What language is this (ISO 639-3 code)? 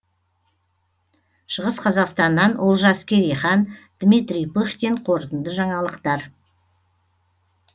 kaz